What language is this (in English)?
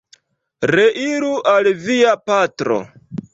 Esperanto